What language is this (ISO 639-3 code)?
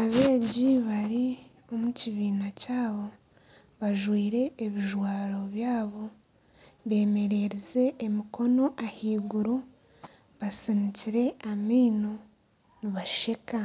nyn